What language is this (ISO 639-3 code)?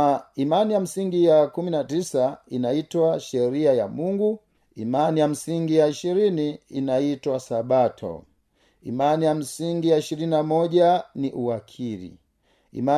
swa